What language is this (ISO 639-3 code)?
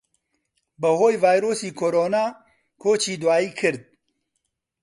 ckb